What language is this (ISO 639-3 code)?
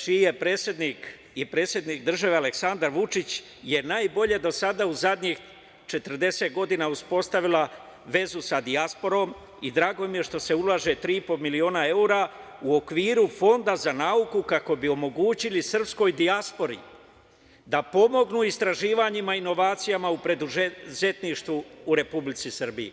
srp